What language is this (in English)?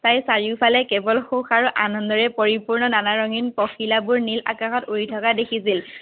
Assamese